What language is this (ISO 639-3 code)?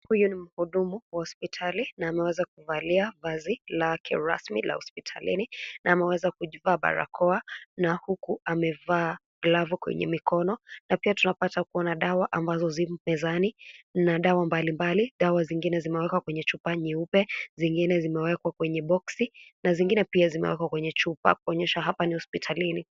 swa